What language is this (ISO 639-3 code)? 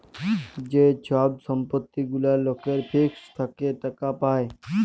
ben